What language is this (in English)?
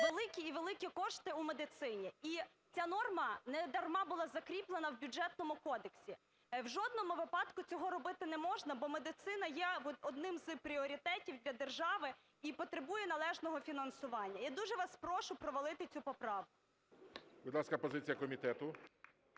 Ukrainian